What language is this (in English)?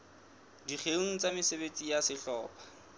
Southern Sotho